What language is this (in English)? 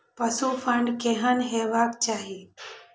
Maithili